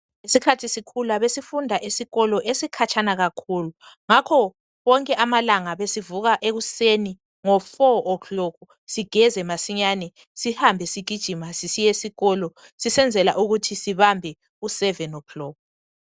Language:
North Ndebele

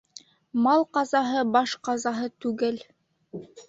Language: Bashkir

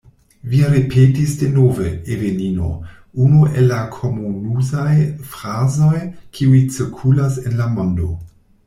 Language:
Esperanto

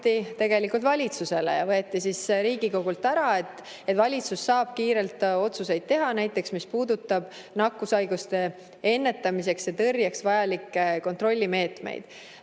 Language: Estonian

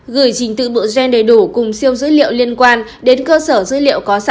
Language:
Vietnamese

